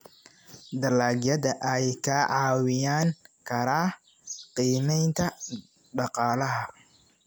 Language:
Somali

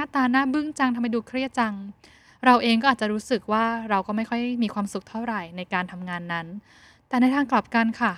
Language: Thai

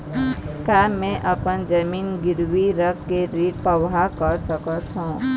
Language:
Chhattisgarhi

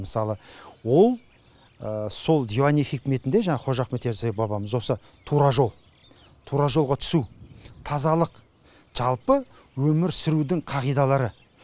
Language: Kazakh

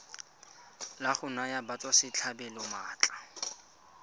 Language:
Tswana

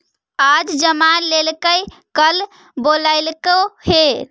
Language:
Magahi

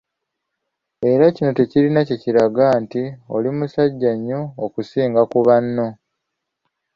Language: Ganda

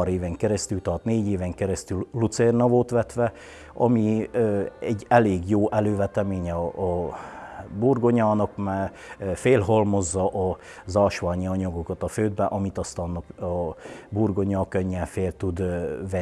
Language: Hungarian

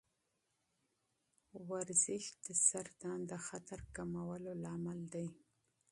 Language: Pashto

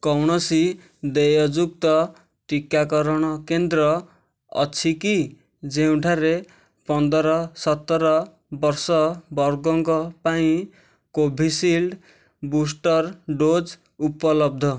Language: Odia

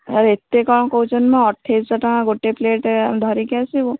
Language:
Odia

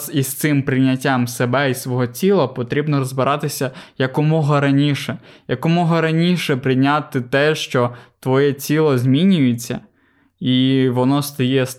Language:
Ukrainian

